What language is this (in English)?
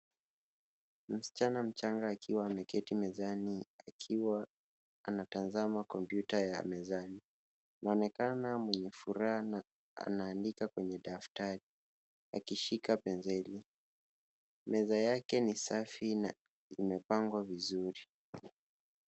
Swahili